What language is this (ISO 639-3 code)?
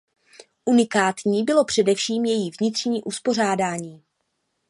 ces